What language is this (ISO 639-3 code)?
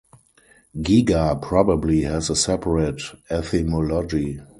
eng